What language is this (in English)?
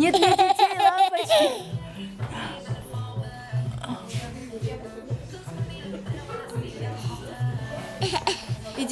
Russian